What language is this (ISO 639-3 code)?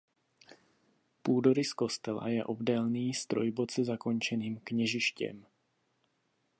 ces